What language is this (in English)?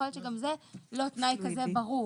Hebrew